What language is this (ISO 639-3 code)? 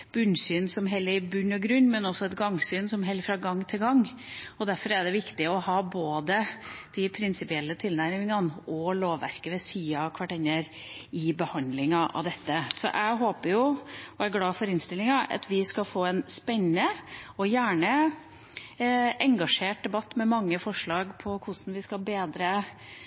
nob